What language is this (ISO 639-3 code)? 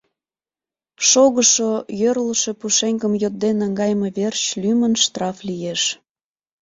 chm